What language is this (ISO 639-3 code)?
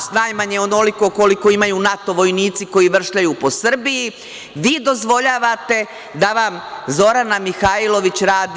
srp